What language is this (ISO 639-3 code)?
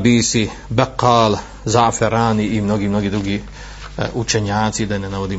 hrv